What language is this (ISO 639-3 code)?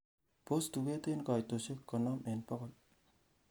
kln